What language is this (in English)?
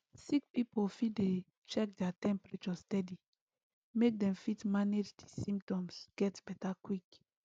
Nigerian Pidgin